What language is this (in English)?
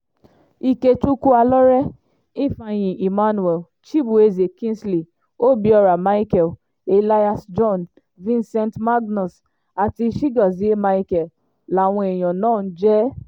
Yoruba